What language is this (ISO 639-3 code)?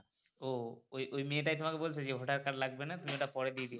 ben